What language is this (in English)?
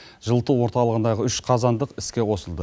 Kazakh